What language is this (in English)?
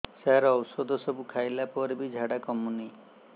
Odia